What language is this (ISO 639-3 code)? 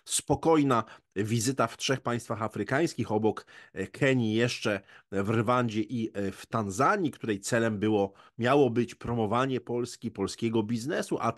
pol